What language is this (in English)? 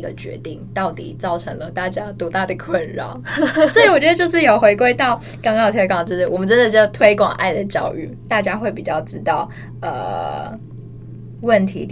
Chinese